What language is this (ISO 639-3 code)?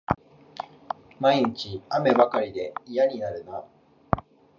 jpn